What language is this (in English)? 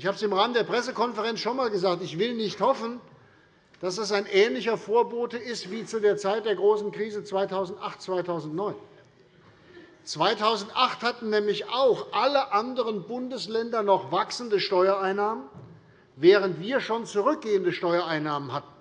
German